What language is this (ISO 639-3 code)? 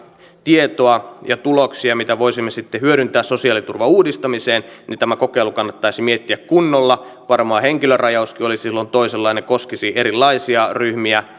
fin